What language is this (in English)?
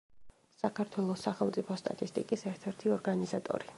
Georgian